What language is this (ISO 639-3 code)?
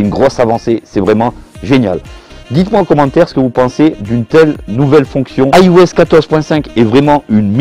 fra